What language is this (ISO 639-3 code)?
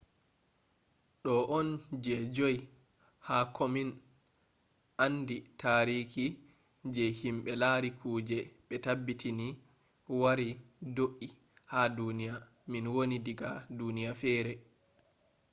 ful